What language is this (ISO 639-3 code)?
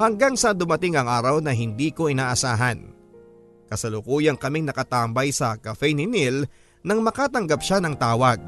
fil